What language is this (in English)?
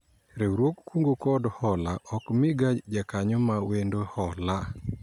Luo (Kenya and Tanzania)